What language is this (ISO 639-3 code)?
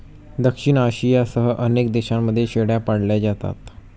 mar